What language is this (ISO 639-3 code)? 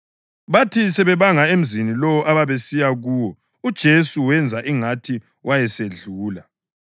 nde